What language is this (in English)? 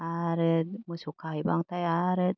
Bodo